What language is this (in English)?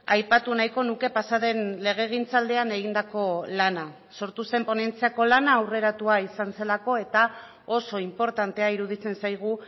Basque